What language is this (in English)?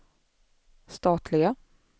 Swedish